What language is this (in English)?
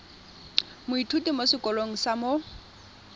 Tswana